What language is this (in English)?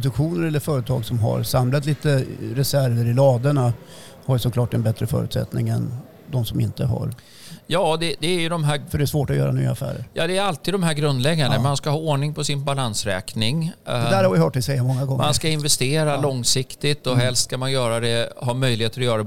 Swedish